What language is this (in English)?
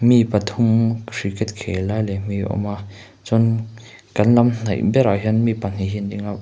Mizo